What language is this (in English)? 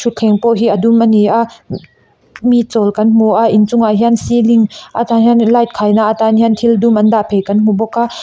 Mizo